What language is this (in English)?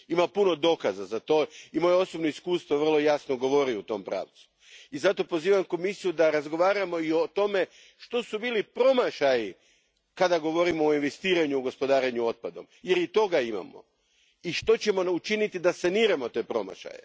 Croatian